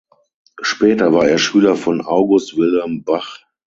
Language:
German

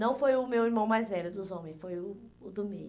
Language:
Portuguese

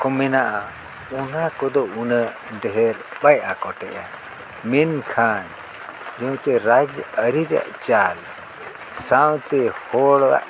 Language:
Santali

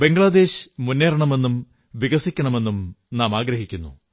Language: Malayalam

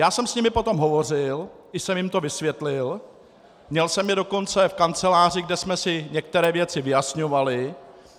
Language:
Czech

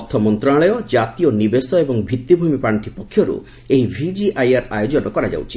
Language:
Odia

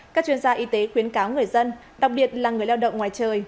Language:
Vietnamese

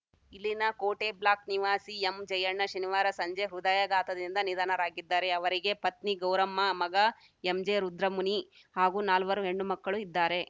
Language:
Kannada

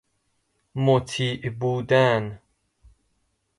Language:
Persian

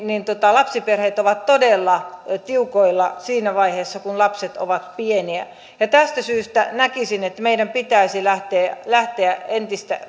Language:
Finnish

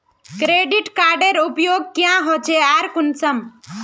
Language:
Magahi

